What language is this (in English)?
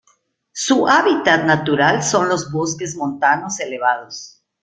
Spanish